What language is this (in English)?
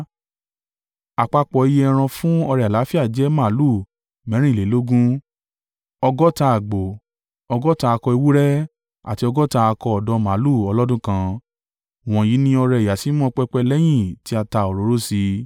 Yoruba